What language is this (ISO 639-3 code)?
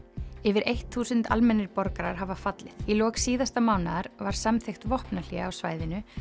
isl